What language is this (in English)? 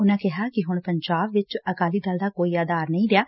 Punjabi